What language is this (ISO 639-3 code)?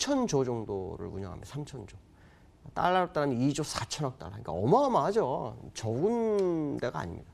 kor